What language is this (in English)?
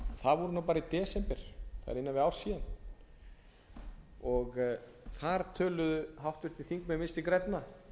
Icelandic